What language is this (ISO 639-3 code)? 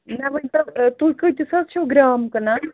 kas